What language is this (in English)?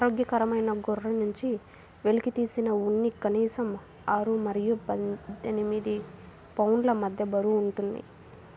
Telugu